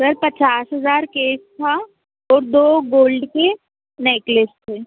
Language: Hindi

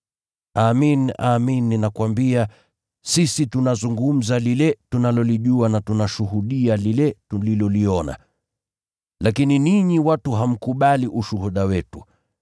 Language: Swahili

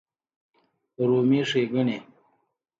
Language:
Pashto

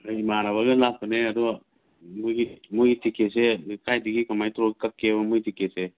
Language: Manipuri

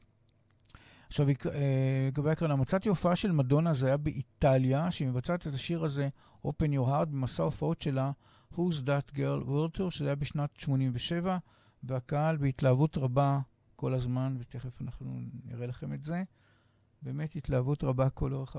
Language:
Hebrew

